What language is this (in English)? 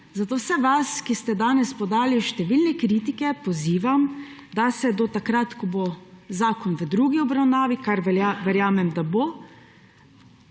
Slovenian